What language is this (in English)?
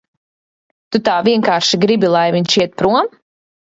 Latvian